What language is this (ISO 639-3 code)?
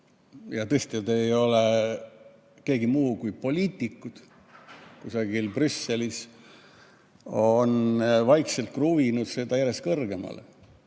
est